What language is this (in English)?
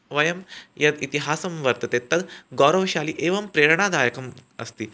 Sanskrit